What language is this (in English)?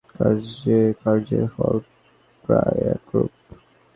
Bangla